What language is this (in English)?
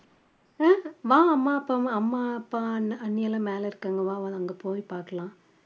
Tamil